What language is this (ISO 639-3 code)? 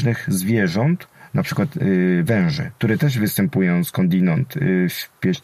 pol